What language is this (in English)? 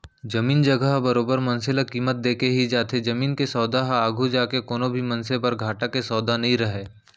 Chhattisgarhi